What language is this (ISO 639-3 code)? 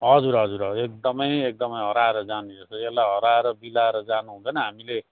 nep